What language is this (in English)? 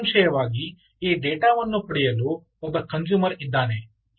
Kannada